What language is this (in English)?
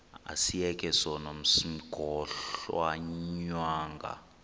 Xhosa